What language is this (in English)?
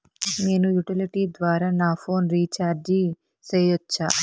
Telugu